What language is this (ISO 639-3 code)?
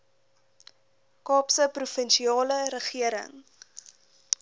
afr